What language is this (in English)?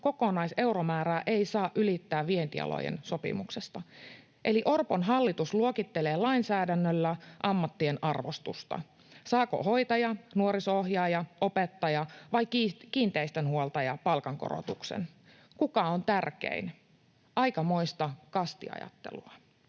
Finnish